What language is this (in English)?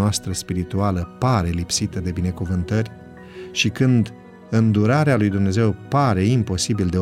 Romanian